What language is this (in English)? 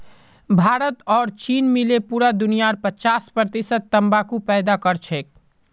Magahi